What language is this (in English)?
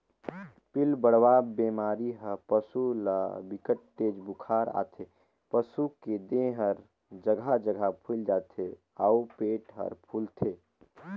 Chhattisgarhi